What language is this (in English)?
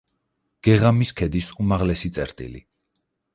Georgian